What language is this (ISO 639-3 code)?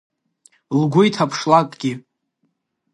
abk